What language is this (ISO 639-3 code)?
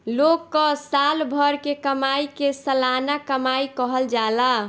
bho